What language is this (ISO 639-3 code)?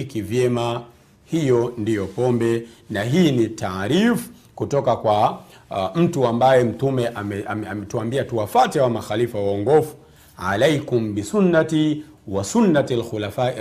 swa